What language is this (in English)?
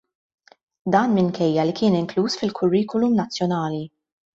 Maltese